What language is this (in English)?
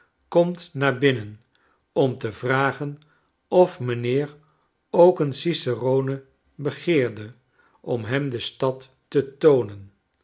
Dutch